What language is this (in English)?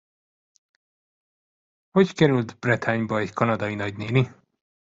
Hungarian